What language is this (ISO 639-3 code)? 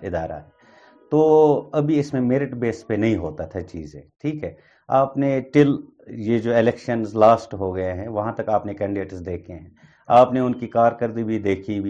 urd